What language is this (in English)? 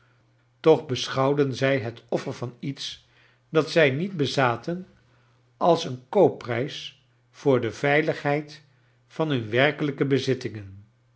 Dutch